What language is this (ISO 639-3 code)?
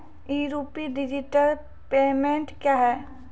mai